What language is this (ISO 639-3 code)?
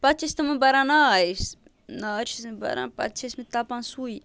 kas